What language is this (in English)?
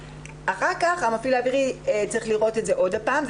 Hebrew